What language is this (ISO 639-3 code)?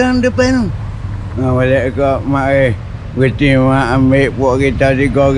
msa